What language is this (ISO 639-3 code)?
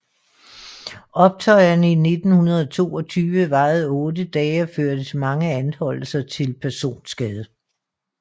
dan